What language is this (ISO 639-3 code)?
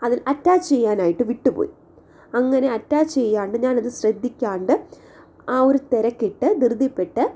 mal